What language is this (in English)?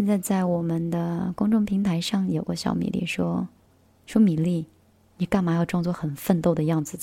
Chinese